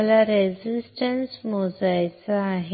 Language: Marathi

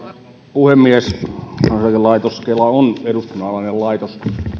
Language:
Finnish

